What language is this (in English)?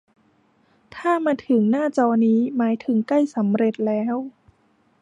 Thai